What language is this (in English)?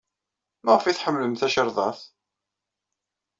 Kabyle